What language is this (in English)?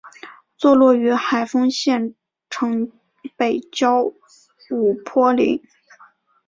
Chinese